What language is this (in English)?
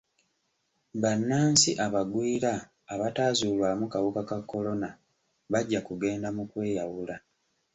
Ganda